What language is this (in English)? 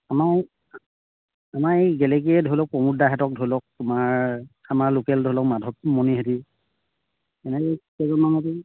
Assamese